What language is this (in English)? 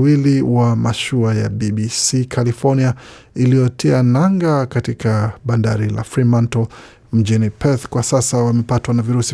Swahili